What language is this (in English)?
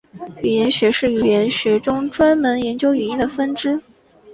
Chinese